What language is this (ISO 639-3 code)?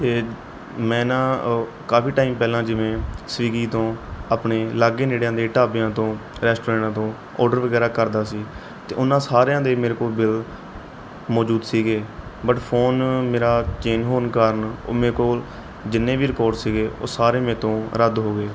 pan